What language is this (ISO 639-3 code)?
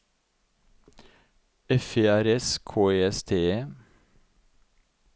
nor